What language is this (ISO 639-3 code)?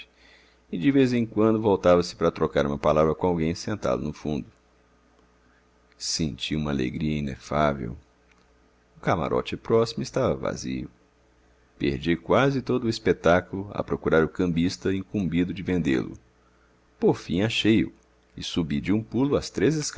por